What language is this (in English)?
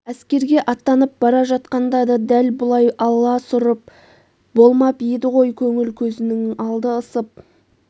Kazakh